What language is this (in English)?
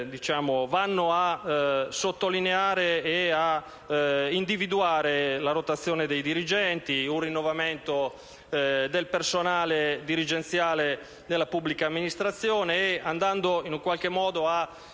Italian